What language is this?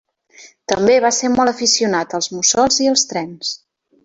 Catalan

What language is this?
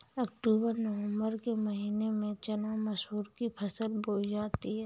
Hindi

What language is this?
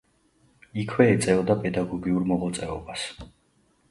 Georgian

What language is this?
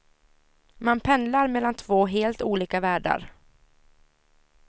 Swedish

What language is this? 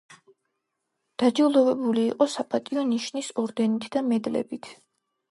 Georgian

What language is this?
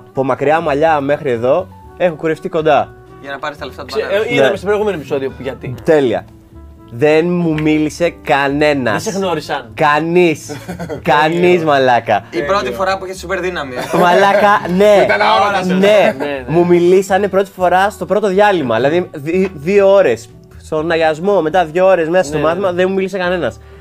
Greek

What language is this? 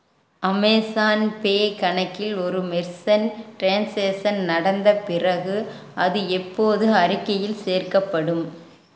Tamil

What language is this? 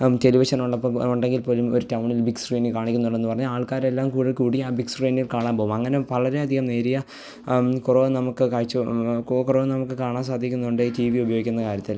Malayalam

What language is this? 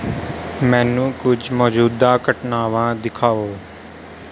Punjabi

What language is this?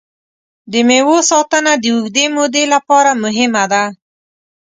Pashto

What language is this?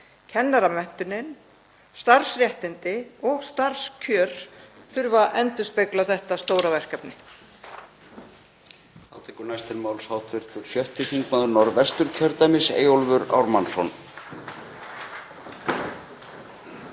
Icelandic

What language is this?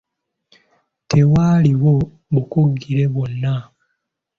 Ganda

